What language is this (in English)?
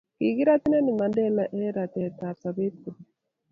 Kalenjin